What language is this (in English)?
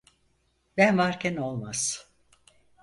Turkish